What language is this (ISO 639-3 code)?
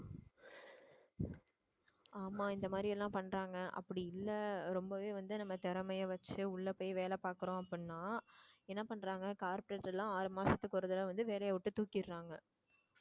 tam